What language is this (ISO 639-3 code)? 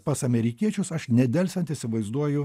lit